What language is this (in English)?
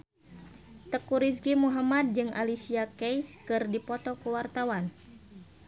Sundanese